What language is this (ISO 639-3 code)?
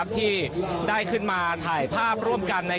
tha